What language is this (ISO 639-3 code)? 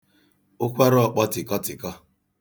ibo